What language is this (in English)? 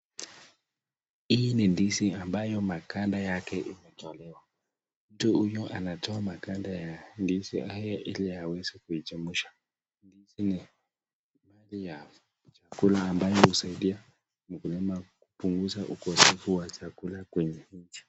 Swahili